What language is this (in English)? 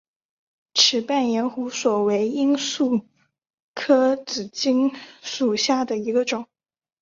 Chinese